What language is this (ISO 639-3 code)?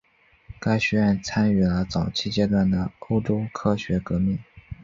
zho